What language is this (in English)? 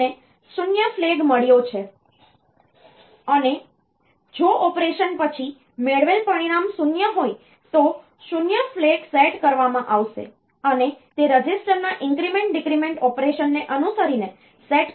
Gujarati